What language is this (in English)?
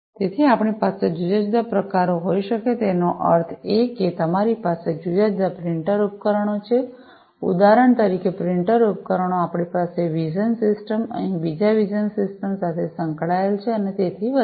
Gujarati